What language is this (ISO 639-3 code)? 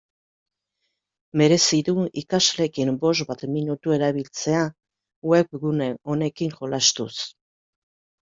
eus